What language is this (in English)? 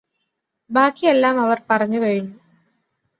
Malayalam